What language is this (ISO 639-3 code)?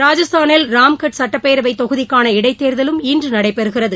tam